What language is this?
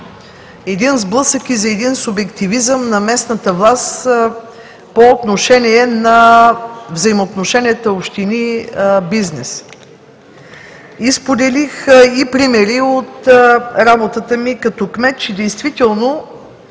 Bulgarian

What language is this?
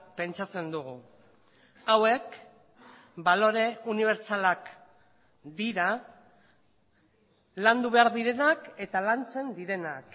Basque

